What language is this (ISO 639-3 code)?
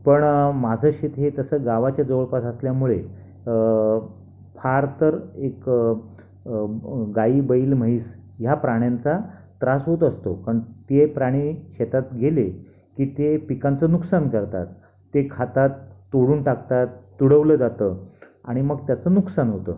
mar